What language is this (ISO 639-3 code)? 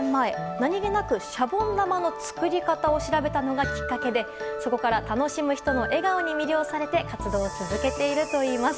jpn